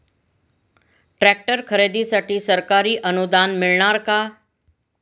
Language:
Marathi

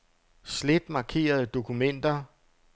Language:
Danish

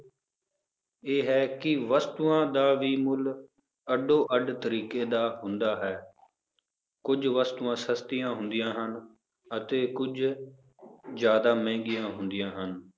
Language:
Punjabi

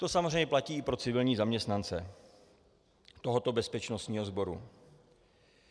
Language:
Czech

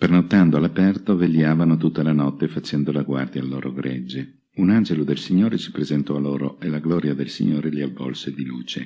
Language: Italian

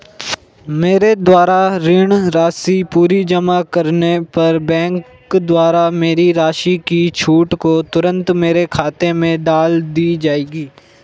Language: Hindi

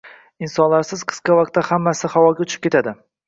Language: Uzbek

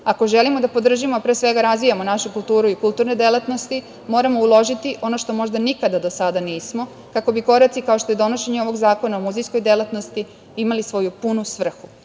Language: Serbian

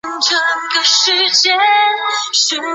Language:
Chinese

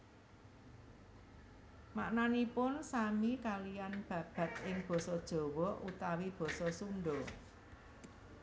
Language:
Javanese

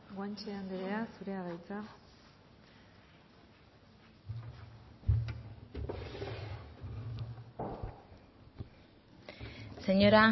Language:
Basque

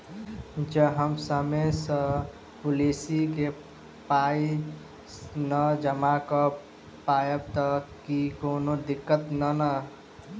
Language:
Maithili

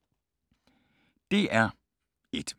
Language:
Danish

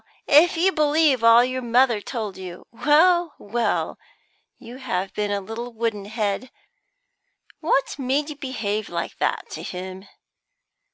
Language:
English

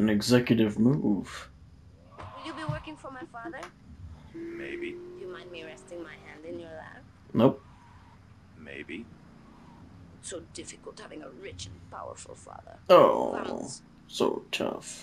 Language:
English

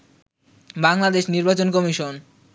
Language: Bangla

